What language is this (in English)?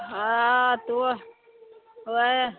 Maithili